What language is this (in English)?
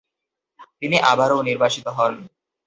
Bangla